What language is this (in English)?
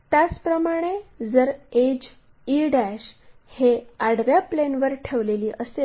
Marathi